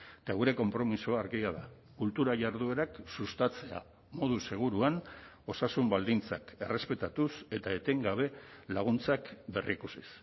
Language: Basque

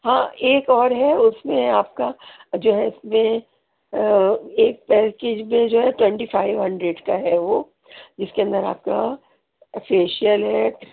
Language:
Urdu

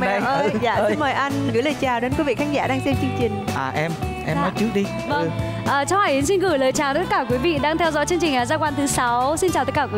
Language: Vietnamese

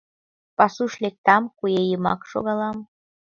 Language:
Mari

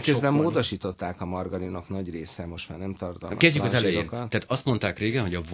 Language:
Hungarian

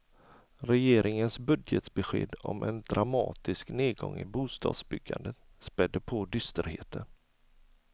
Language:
Swedish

